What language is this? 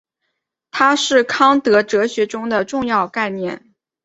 Chinese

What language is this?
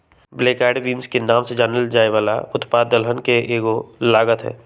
Magahi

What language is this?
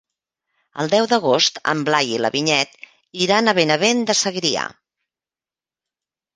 Catalan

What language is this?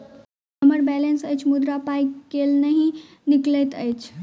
Maithili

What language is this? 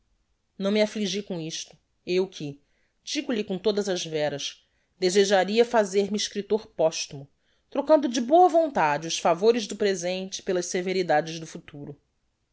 Portuguese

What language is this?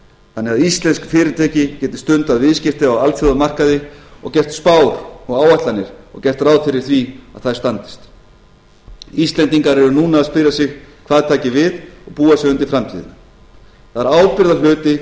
Icelandic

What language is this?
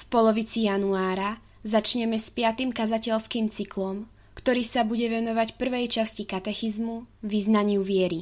Slovak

